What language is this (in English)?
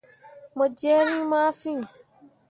Mundang